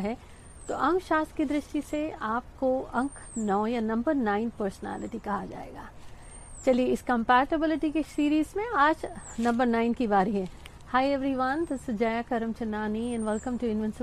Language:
Hindi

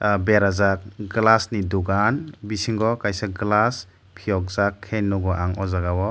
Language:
Kok Borok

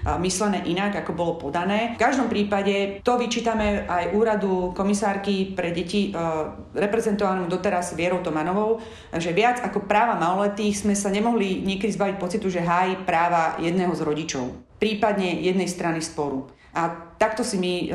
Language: Slovak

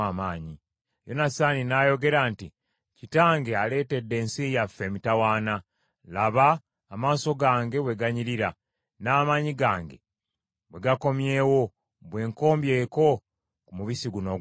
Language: Ganda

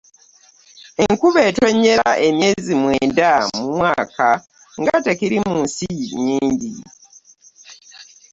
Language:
Ganda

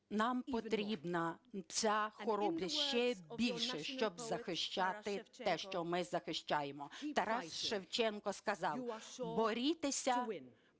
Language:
Ukrainian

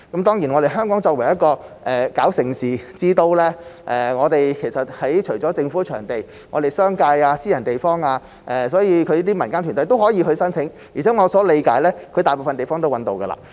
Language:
Cantonese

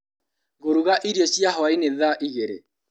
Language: Kikuyu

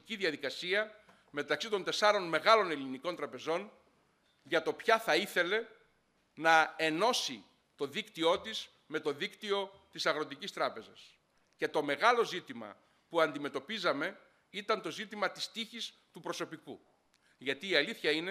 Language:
Greek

